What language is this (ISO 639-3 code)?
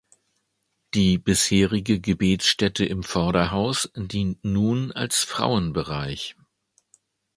deu